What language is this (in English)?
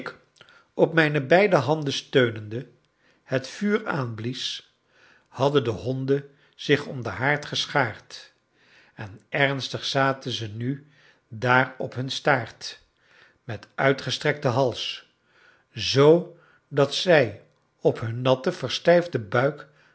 Dutch